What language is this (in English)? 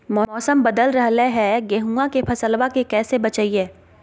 Magahi